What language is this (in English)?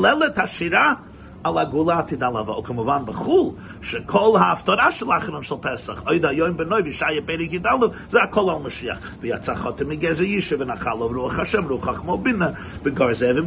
Hebrew